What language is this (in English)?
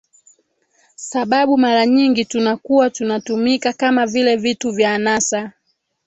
Swahili